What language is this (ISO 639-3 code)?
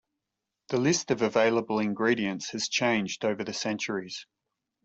eng